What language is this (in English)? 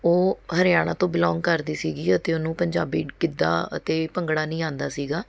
Punjabi